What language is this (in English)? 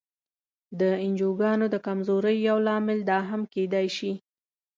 Pashto